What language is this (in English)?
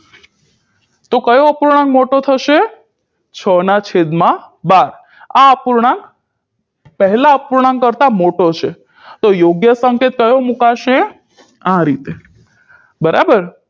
Gujarati